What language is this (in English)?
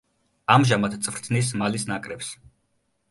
Georgian